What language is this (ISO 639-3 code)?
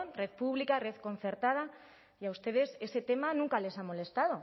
spa